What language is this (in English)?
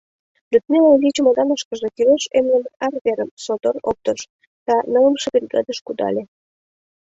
Mari